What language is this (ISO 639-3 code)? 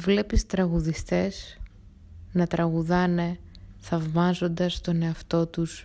ell